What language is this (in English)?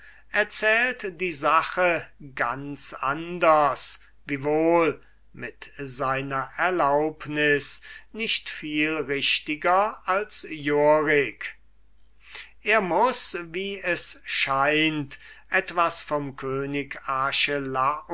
German